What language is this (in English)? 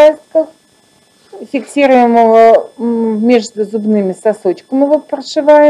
Russian